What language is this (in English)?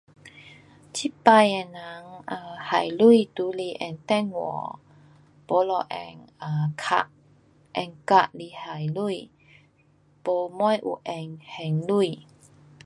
Pu-Xian Chinese